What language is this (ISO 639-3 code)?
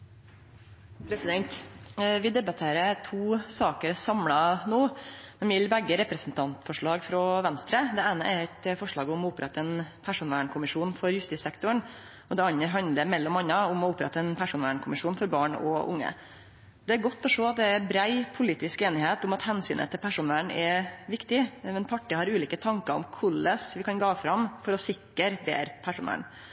nor